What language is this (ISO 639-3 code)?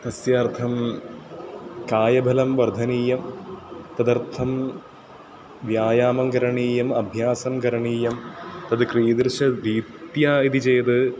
san